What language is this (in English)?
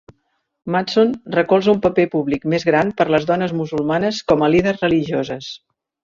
Catalan